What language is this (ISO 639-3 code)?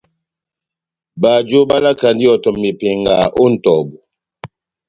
bnm